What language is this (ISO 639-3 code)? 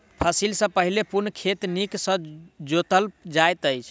mai